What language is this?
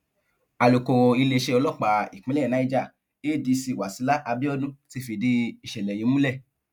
Yoruba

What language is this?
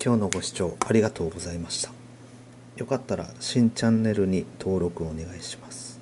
Japanese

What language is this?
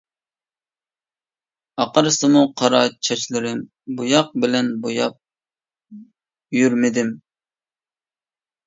Uyghur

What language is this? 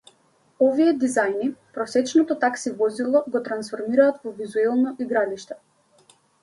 Macedonian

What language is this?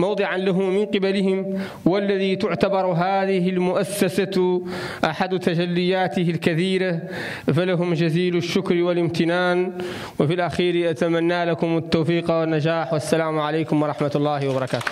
Arabic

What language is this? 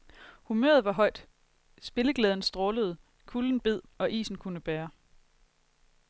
Danish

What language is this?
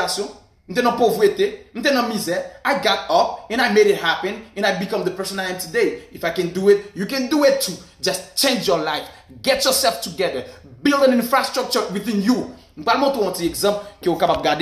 French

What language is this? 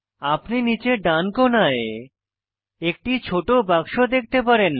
Bangla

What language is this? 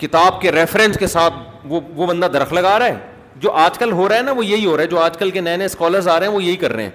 Urdu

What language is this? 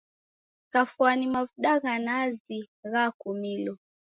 Taita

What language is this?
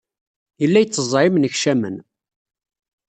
Kabyle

